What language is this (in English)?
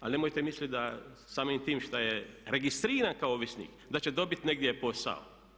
Croatian